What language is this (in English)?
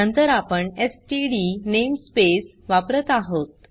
Marathi